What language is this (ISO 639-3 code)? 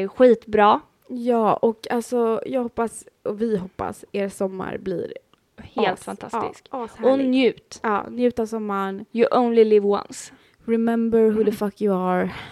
swe